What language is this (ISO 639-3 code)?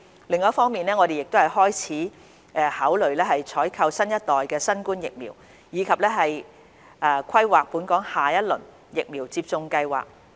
yue